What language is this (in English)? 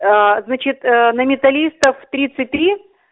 Russian